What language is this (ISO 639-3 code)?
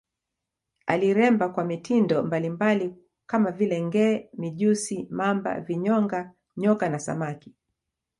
swa